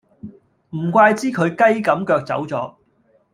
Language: Cantonese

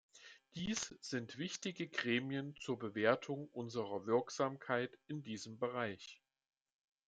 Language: German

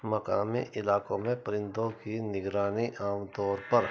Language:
Urdu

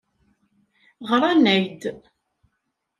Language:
Kabyle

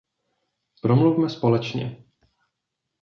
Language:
Czech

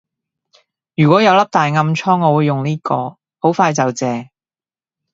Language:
Cantonese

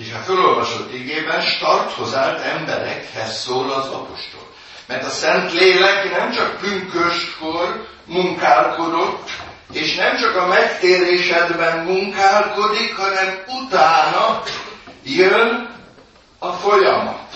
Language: Hungarian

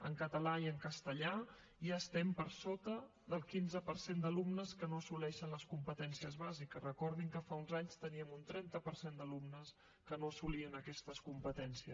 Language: Catalan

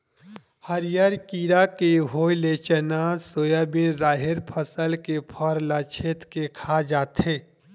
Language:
Chhattisgarhi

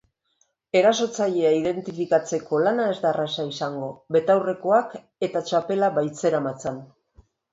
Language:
Basque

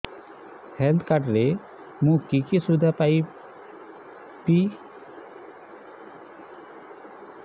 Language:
Odia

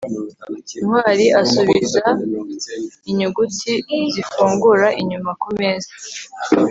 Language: Kinyarwanda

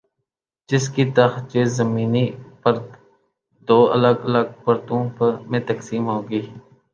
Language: Urdu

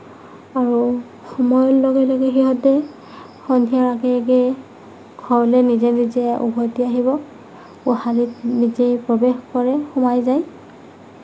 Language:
Assamese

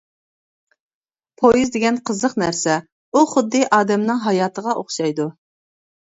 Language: Uyghur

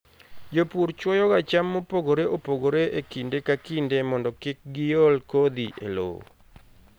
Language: Luo (Kenya and Tanzania)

